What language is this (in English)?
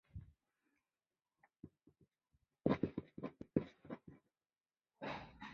Chinese